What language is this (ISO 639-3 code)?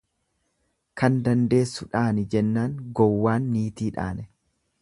orm